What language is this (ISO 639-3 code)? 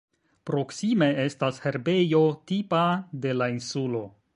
epo